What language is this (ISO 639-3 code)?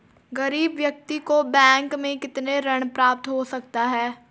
hin